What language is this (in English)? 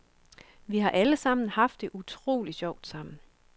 Danish